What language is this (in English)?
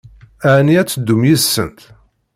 Kabyle